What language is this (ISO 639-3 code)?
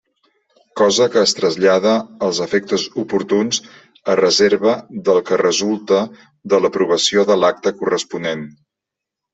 cat